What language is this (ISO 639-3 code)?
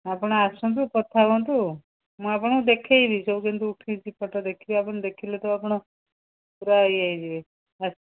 ori